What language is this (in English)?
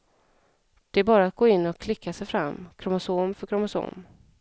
Swedish